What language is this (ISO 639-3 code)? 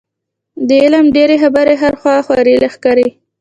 pus